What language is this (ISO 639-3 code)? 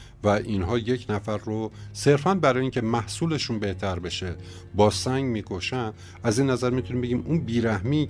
fas